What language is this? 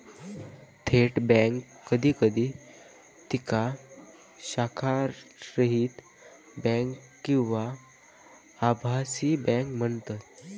Marathi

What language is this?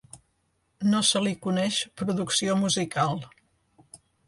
Catalan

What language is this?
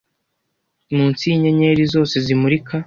Kinyarwanda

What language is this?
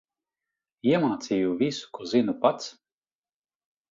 Latvian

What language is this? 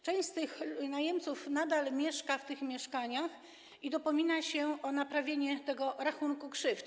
Polish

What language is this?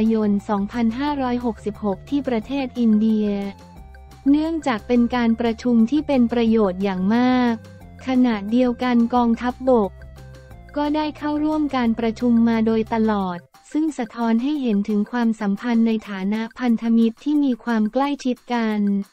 Thai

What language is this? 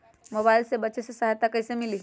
Magahi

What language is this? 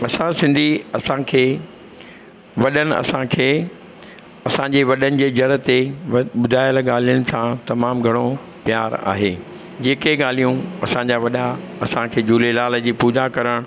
Sindhi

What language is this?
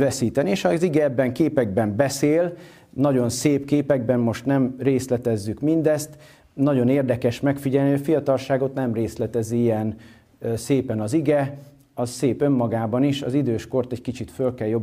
Hungarian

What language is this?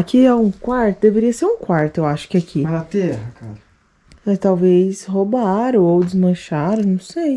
Portuguese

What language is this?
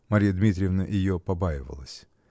Russian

